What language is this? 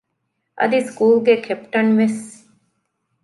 Divehi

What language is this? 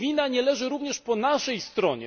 Polish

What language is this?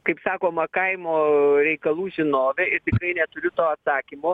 Lithuanian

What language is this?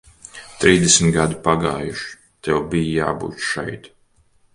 Latvian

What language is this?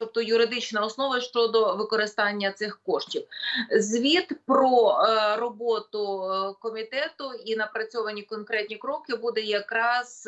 Ukrainian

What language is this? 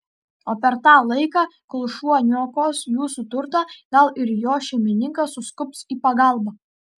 Lithuanian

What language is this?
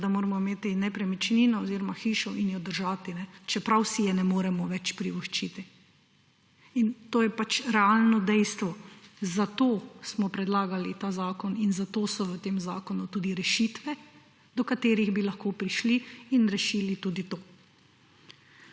Slovenian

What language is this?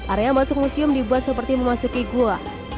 Indonesian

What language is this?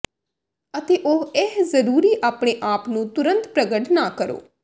Punjabi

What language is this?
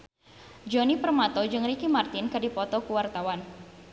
Sundanese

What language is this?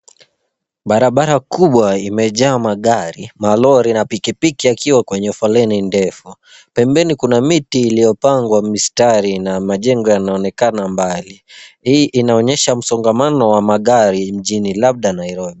Swahili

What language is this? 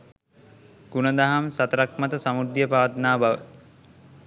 Sinhala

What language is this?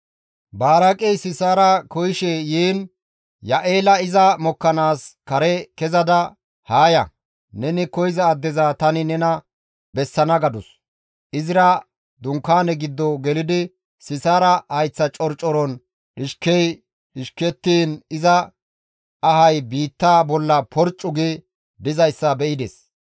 Gamo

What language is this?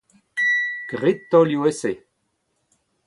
Breton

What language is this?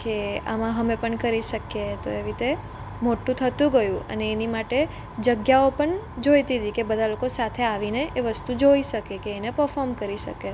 Gujarati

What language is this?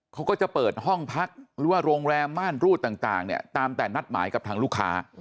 Thai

